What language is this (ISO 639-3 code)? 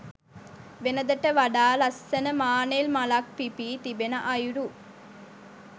sin